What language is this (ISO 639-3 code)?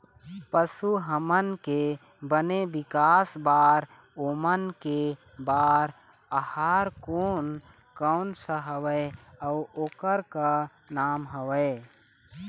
hne